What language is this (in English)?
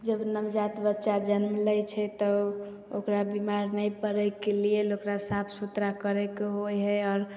Maithili